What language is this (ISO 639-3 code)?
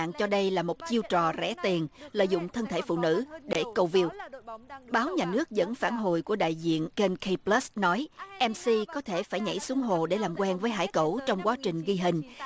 vie